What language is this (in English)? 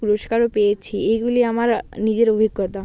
Bangla